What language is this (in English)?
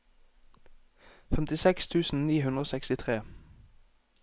Norwegian